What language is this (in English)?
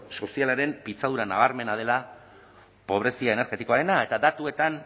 Basque